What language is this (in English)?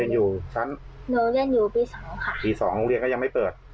Thai